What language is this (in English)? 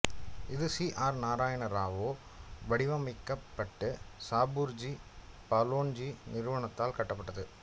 Tamil